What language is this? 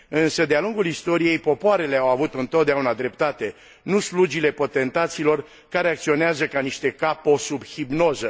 Romanian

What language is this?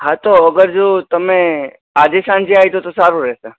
Gujarati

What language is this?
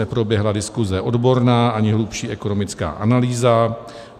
Czech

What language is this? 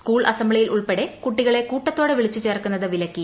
Malayalam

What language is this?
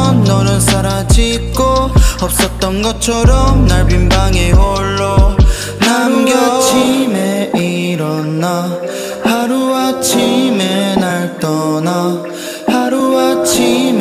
Korean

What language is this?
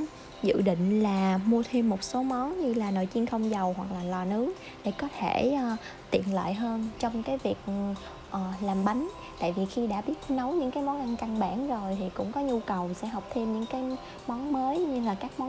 Vietnamese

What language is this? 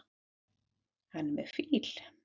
Icelandic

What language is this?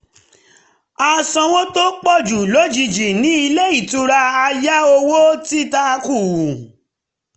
Yoruba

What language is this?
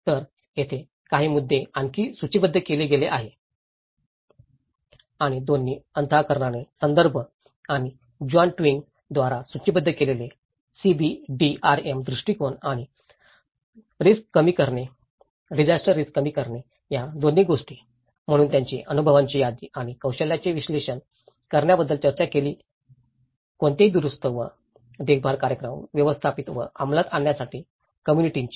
Marathi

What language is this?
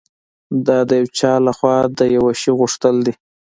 Pashto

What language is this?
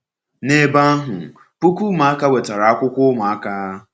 Igbo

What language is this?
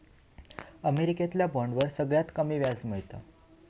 Marathi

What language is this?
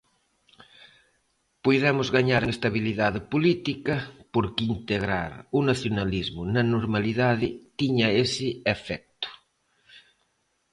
Galician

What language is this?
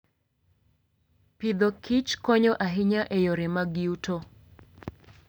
Luo (Kenya and Tanzania)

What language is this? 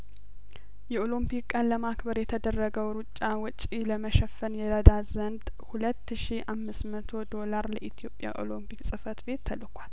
Amharic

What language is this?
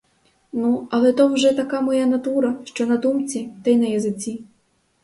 Ukrainian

